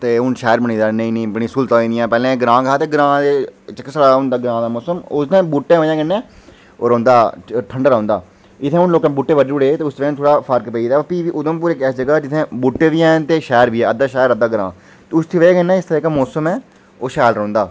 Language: Dogri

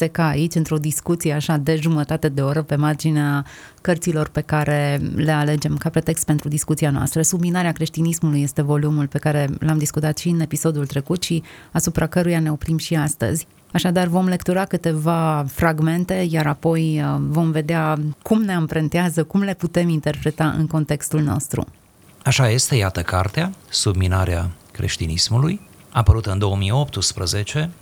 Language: Romanian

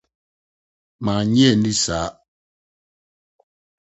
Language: Akan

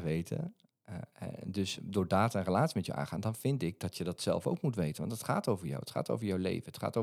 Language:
Dutch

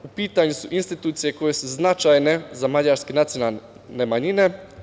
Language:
Serbian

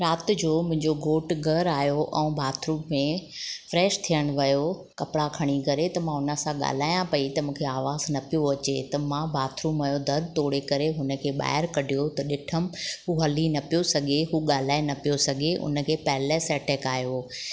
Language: Sindhi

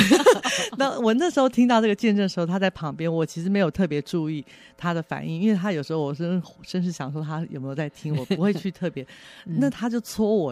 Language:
Chinese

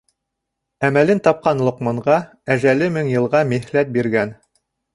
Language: Bashkir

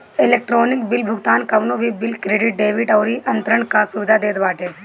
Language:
Bhojpuri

